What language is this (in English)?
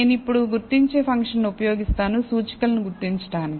Telugu